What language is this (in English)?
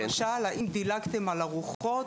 Hebrew